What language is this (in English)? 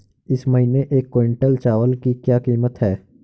Hindi